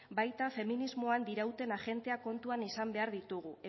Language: Basque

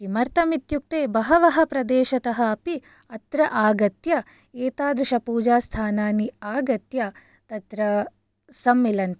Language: Sanskrit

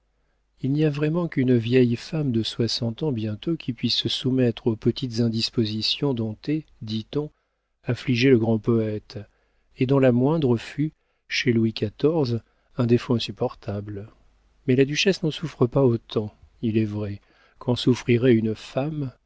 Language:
French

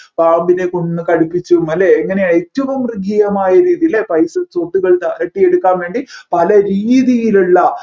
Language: Malayalam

